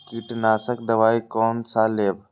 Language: Maithili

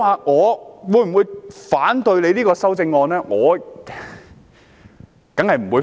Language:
Cantonese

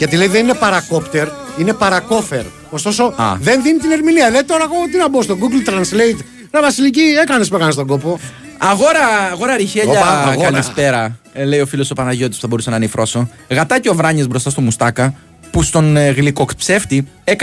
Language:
Greek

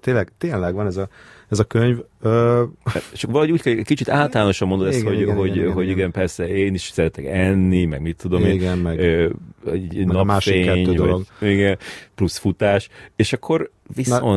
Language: Hungarian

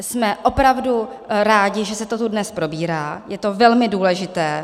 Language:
Czech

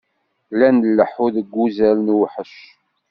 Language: Kabyle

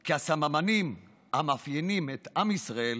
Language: Hebrew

